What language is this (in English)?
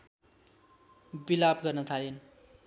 Nepali